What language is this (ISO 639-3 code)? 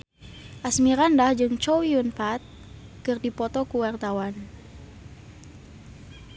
sun